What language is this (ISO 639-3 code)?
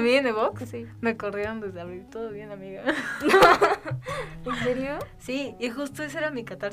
spa